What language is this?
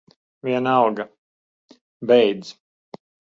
Latvian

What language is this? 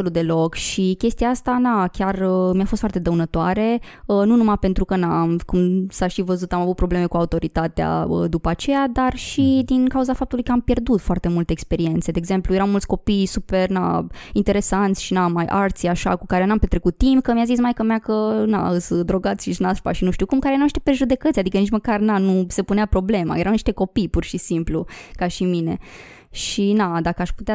Romanian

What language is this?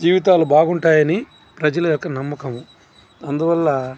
Telugu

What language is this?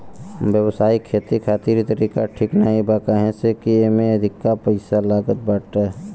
Bhojpuri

